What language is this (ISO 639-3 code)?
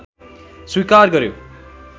nep